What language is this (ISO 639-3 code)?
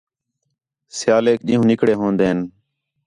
xhe